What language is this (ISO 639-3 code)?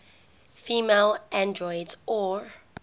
eng